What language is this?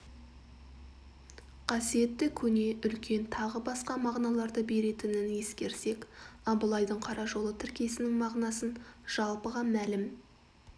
Kazakh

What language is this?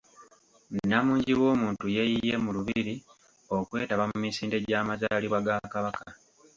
Ganda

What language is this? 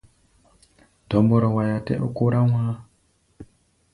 Gbaya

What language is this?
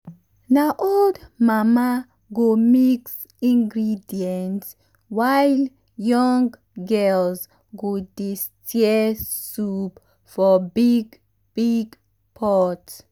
Nigerian Pidgin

